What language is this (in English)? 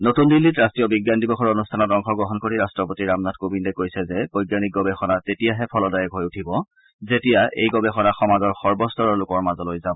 Assamese